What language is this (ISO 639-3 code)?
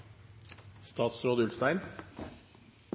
nno